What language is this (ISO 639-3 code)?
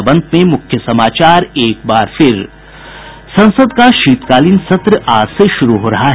hin